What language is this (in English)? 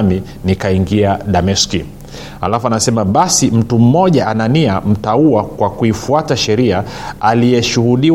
Swahili